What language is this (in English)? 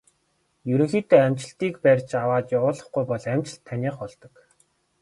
Mongolian